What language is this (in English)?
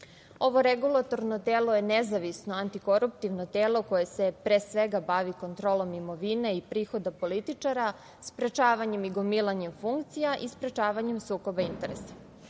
Serbian